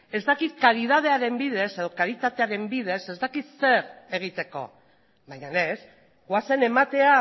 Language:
Basque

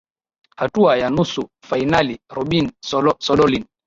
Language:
Swahili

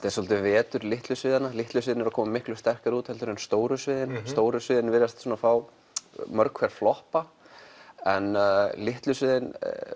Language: Icelandic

